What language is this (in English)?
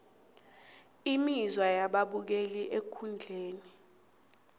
South Ndebele